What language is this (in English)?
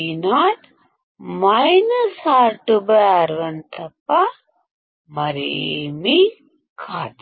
Telugu